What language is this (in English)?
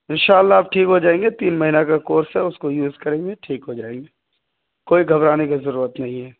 Urdu